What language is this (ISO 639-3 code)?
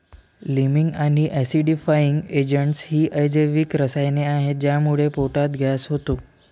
mar